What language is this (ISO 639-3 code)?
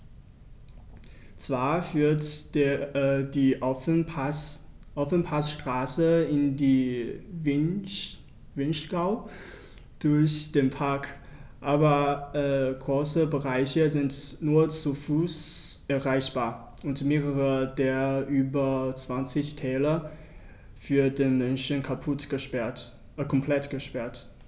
deu